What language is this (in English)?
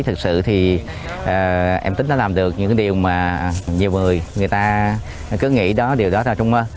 Vietnamese